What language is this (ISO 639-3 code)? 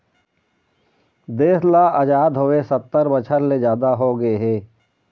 hne